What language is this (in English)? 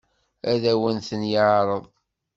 Kabyle